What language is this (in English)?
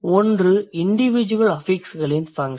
Tamil